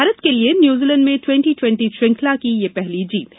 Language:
Hindi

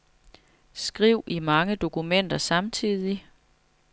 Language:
Danish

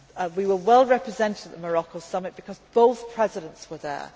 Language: English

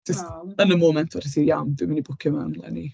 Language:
Welsh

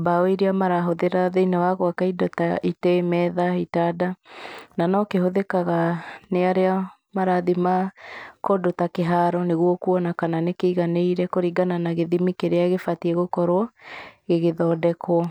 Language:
Kikuyu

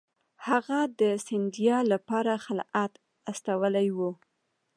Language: Pashto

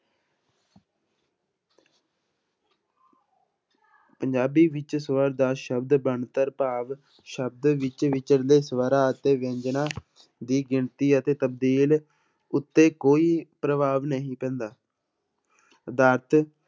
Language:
Punjabi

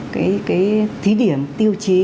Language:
Vietnamese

